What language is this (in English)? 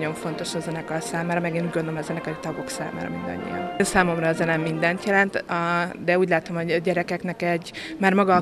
Hungarian